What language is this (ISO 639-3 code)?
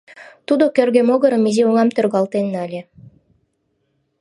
chm